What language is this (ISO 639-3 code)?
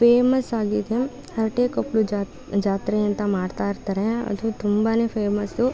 kan